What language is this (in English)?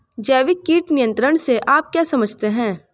Hindi